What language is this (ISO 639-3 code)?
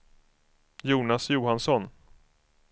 swe